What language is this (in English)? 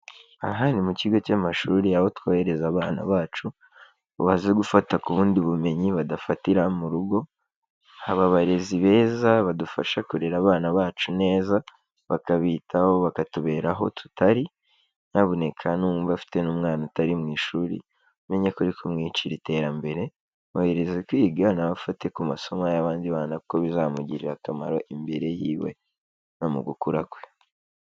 Kinyarwanda